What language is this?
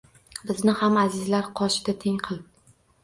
Uzbek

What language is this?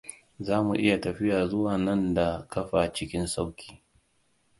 Hausa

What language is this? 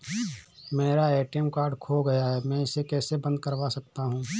Hindi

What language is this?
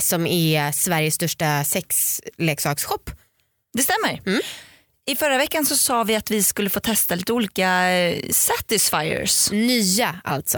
Swedish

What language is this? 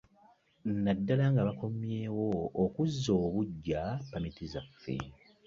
Ganda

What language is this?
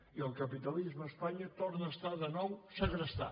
Catalan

